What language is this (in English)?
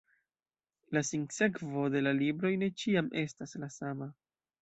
Esperanto